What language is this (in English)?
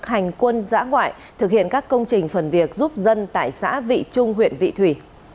Vietnamese